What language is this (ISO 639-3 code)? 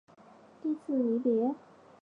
zho